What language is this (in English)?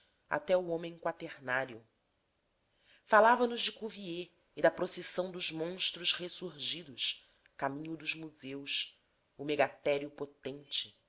Portuguese